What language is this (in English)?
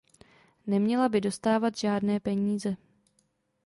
Czech